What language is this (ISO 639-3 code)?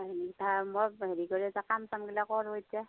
asm